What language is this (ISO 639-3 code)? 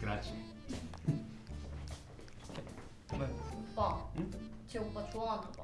kor